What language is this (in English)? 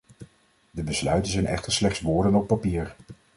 Dutch